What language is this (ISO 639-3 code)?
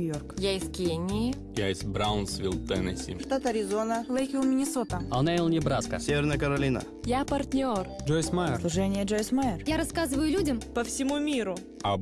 rus